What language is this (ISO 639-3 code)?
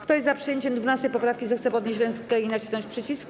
pol